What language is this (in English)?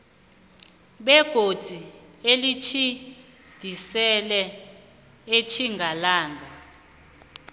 South Ndebele